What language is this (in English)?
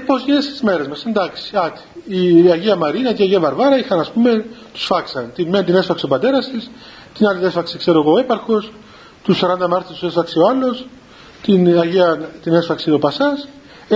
Greek